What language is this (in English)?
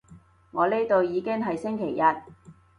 Cantonese